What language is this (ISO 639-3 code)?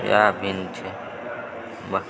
mai